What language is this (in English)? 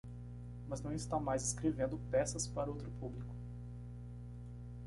Portuguese